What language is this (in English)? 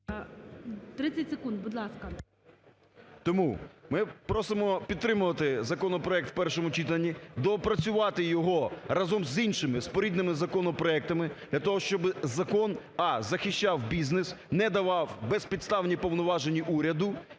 Ukrainian